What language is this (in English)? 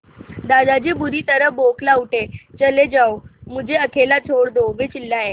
Hindi